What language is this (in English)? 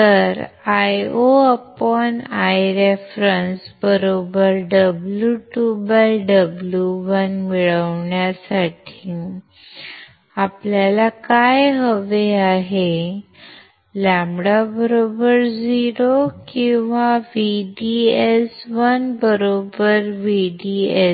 Marathi